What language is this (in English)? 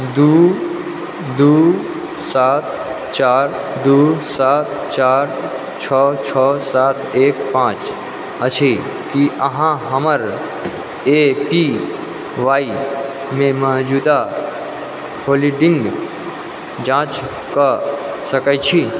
Maithili